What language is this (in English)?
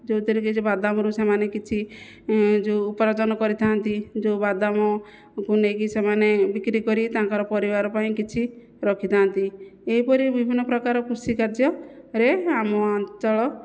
Odia